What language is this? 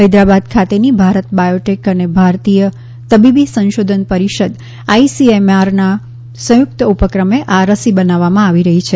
Gujarati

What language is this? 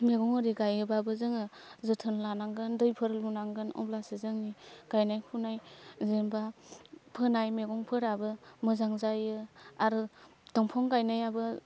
Bodo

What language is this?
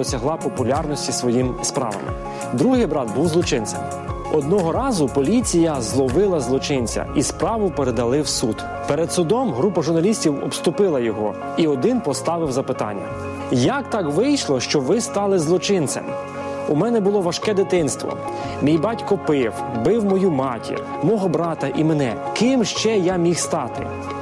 Ukrainian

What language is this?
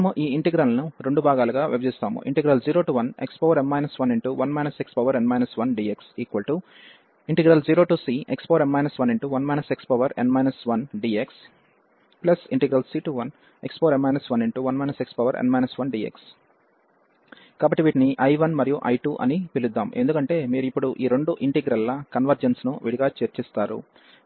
Telugu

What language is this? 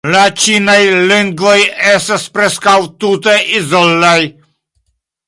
Esperanto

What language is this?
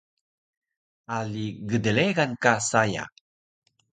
Taroko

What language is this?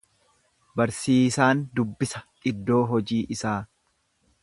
Oromo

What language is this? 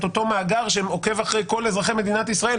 Hebrew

